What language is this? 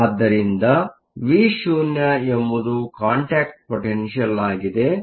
Kannada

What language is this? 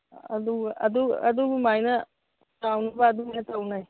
Manipuri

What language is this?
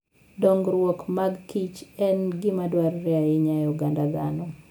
Luo (Kenya and Tanzania)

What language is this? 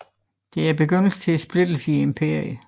Danish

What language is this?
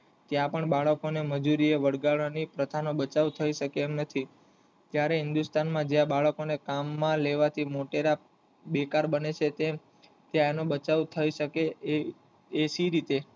Gujarati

